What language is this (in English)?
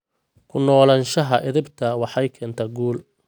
Somali